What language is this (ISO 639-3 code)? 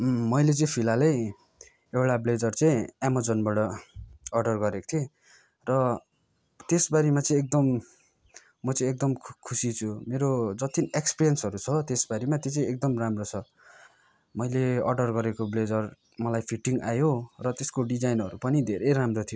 nep